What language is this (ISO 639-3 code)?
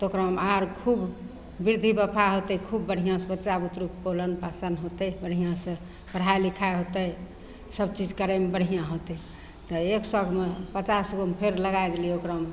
mai